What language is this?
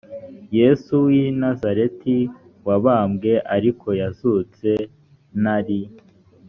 Kinyarwanda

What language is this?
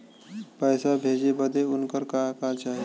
Bhojpuri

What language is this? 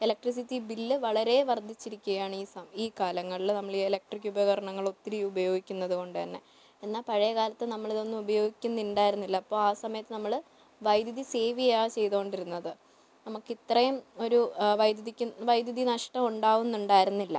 Malayalam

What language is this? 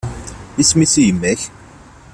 Kabyle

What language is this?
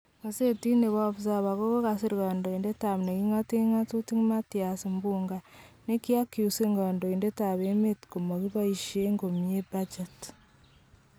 Kalenjin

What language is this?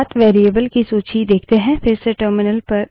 Hindi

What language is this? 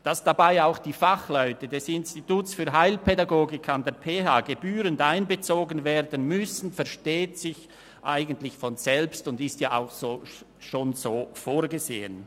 Swiss German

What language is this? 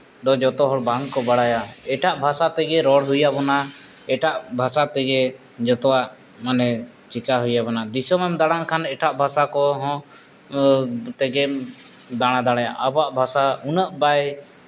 Santali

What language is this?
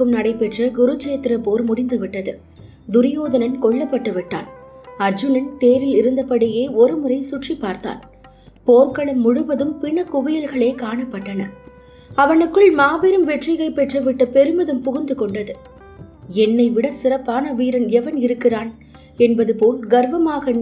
Tamil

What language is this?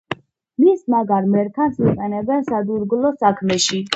Georgian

